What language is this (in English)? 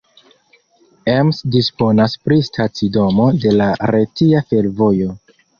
Esperanto